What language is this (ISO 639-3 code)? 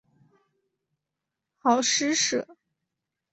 zho